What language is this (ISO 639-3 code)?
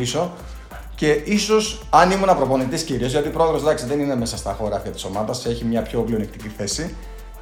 ell